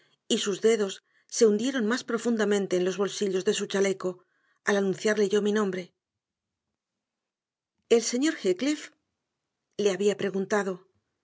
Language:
Spanish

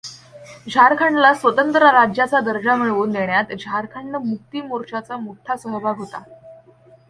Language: Marathi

